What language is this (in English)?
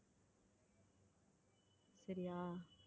Tamil